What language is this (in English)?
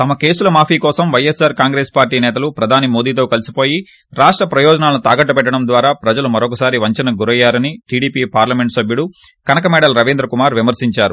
Telugu